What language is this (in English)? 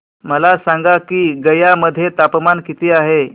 Marathi